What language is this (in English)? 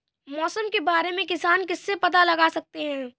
Hindi